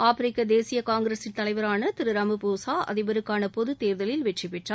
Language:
Tamil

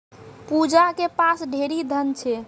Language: Maithili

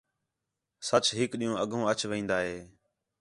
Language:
Khetrani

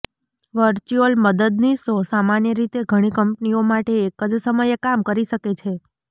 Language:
Gujarati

